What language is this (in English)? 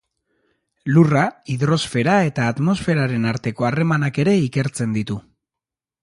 Basque